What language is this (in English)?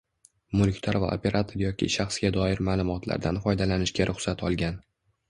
Uzbek